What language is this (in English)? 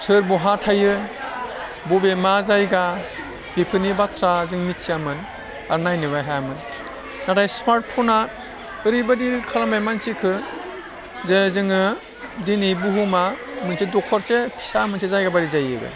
Bodo